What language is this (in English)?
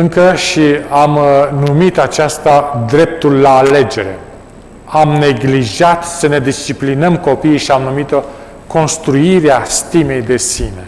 Romanian